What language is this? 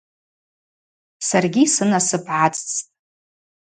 Abaza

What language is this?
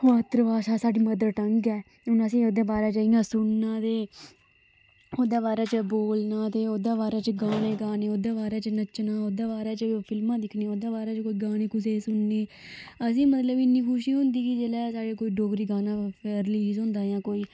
Dogri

